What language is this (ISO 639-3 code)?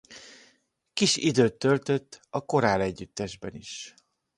hun